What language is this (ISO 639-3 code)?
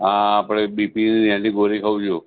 guj